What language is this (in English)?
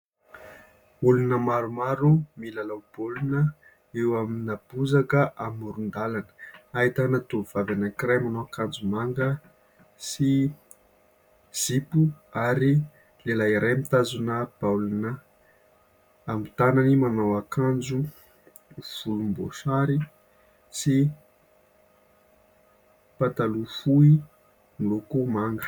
Malagasy